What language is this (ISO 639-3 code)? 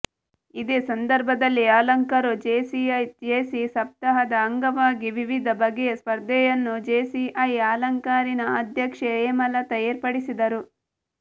kan